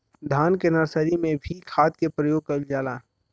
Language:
Bhojpuri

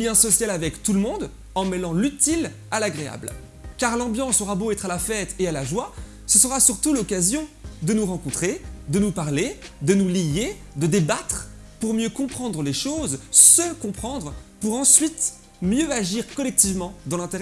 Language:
French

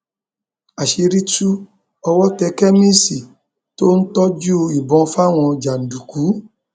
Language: Yoruba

